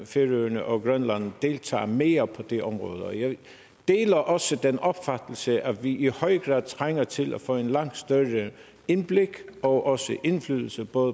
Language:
Danish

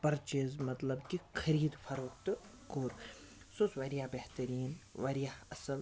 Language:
Kashmiri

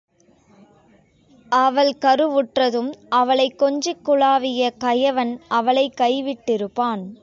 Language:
Tamil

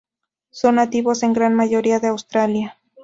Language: Spanish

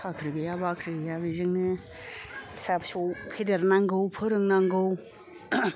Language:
Bodo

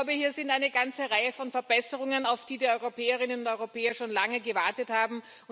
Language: German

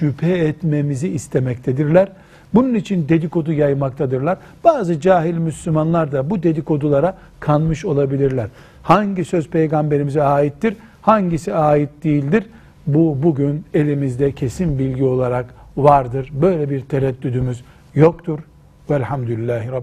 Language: Turkish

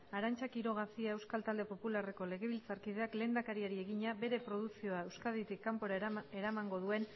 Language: Basque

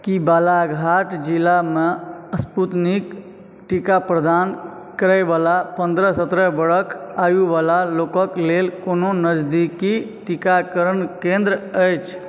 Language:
Maithili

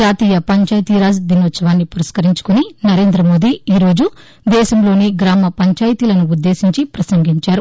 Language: Telugu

